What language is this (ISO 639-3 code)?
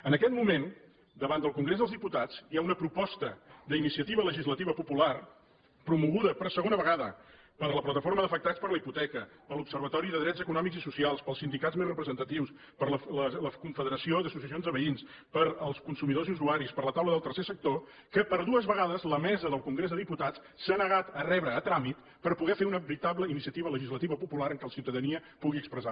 cat